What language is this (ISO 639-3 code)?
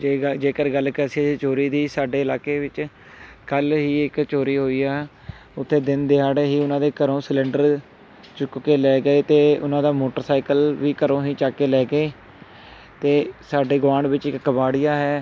pan